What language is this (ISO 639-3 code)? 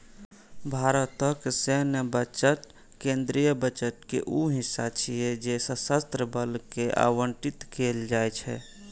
mai